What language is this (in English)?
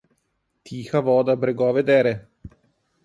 Slovenian